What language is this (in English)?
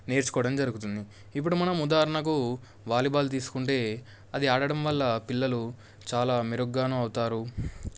Telugu